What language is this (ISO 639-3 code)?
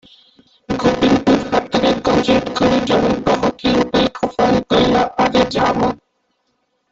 ori